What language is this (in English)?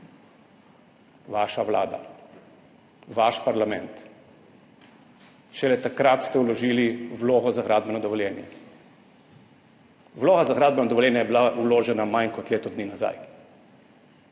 Slovenian